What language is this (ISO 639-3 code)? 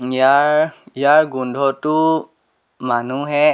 asm